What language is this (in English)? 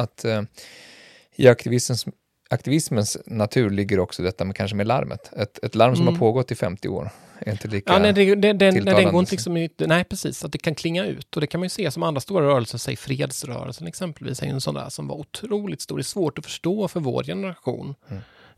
Swedish